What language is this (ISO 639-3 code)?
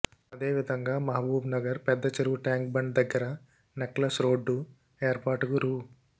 tel